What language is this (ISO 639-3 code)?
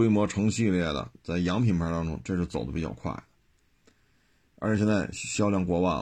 zho